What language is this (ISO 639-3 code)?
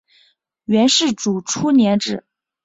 zho